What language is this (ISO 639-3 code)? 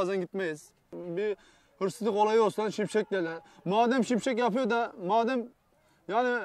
tur